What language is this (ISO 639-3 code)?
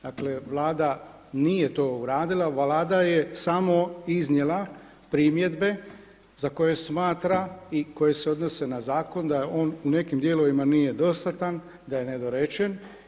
hrv